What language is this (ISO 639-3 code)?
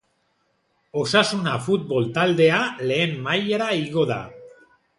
eus